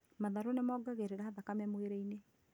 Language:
Kikuyu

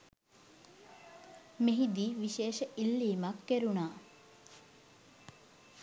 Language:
Sinhala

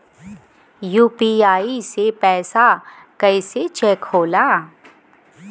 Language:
Bhojpuri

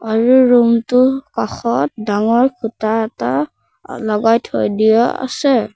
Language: Assamese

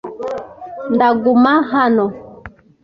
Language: Kinyarwanda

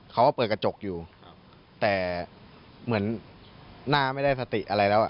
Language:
Thai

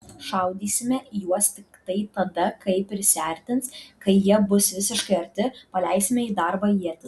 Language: Lithuanian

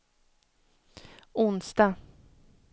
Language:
Swedish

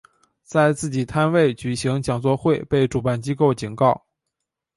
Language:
Chinese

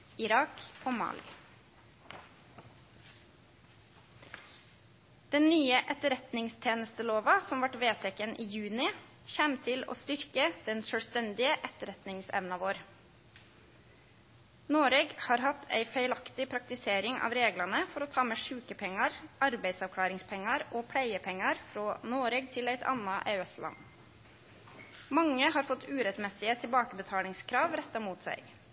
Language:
Norwegian Nynorsk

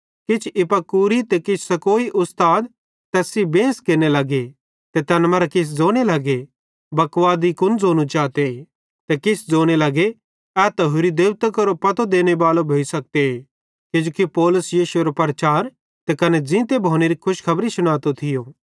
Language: Bhadrawahi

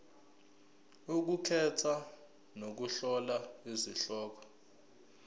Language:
Zulu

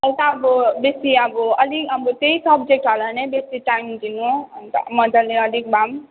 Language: Nepali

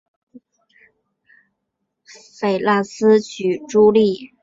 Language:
Chinese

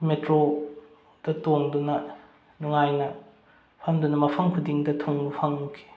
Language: Manipuri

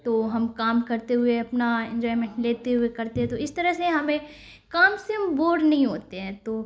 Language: Urdu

